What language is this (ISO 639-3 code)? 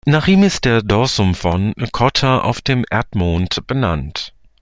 deu